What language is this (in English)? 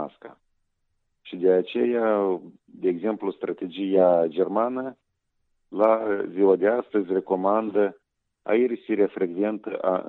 Romanian